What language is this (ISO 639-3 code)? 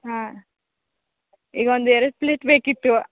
kan